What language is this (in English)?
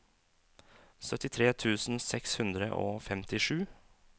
Norwegian